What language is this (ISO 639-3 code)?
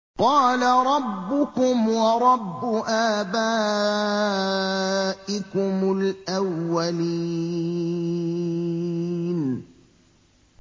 ara